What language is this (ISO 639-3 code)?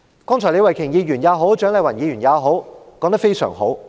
yue